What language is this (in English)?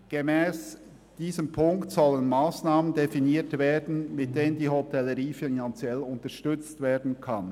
Swiss German